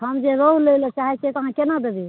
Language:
Maithili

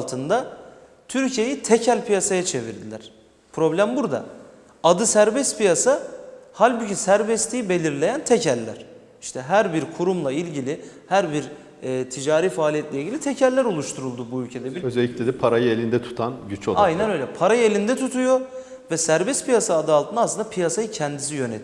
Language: Turkish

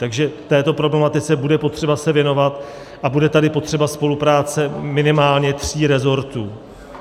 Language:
Czech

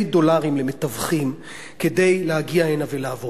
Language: Hebrew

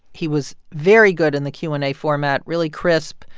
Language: English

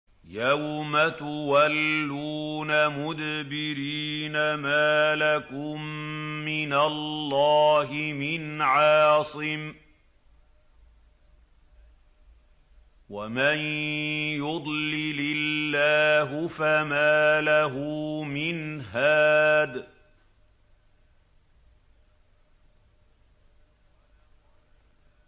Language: Arabic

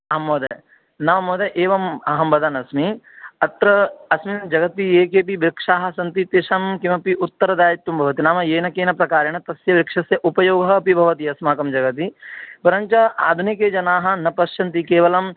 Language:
Sanskrit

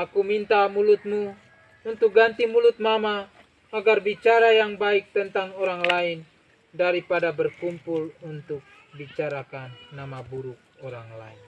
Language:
Indonesian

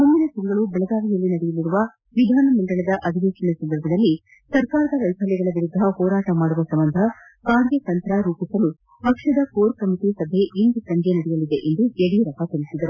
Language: Kannada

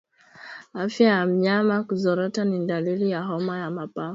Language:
Swahili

